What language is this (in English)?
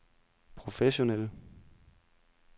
Danish